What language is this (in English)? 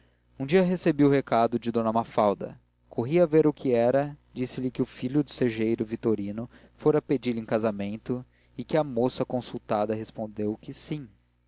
Portuguese